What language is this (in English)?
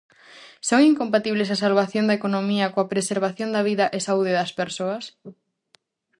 Galician